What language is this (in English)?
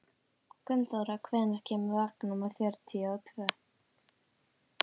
Icelandic